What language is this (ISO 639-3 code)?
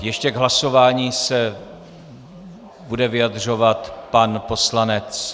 ces